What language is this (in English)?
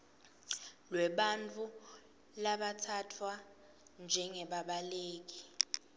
Swati